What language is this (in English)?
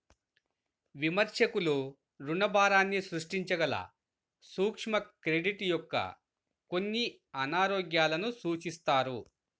Telugu